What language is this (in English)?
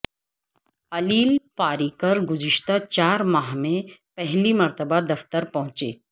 Urdu